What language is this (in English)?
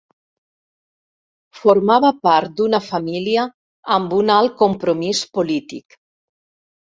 Catalan